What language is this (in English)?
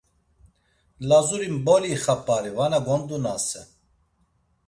Laz